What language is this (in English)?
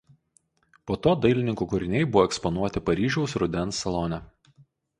Lithuanian